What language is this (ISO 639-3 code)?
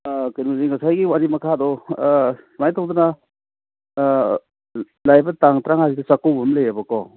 mni